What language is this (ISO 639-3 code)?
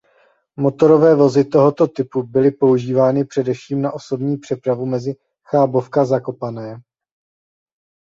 ces